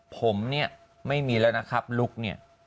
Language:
Thai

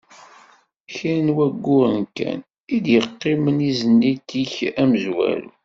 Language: Kabyle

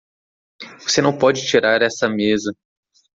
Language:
Portuguese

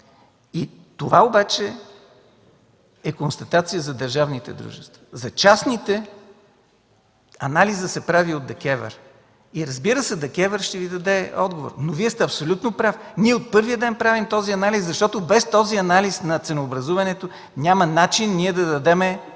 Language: Bulgarian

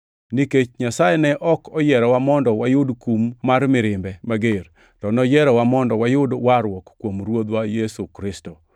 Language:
Luo (Kenya and Tanzania)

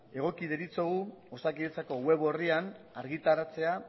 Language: Basque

